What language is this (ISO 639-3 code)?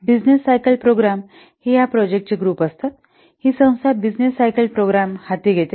mar